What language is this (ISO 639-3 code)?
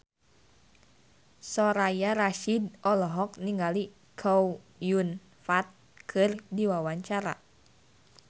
sun